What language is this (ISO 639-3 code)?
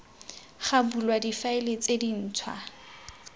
tsn